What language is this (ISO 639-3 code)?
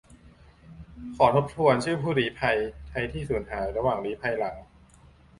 tha